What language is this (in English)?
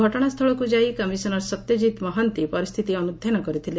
Odia